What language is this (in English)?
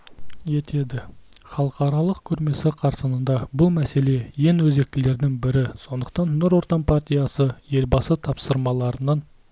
Kazakh